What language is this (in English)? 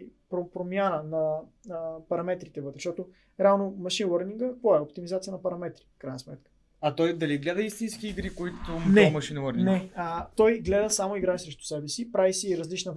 Bulgarian